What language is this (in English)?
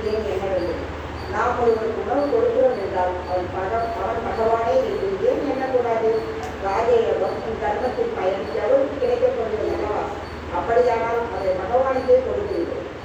Tamil